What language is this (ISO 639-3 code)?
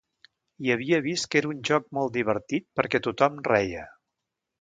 cat